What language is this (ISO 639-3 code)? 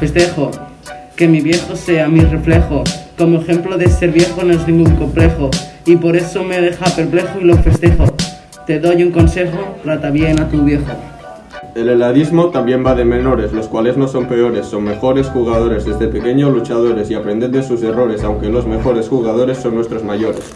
spa